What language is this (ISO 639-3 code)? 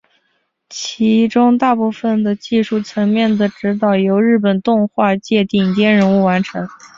zho